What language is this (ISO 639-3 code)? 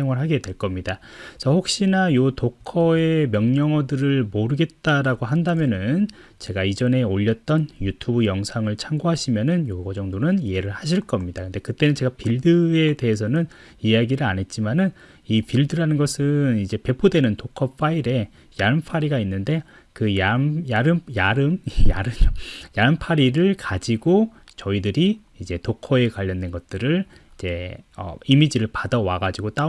kor